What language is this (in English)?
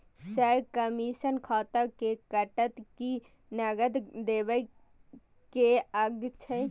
Maithili